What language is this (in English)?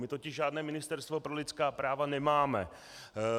Czech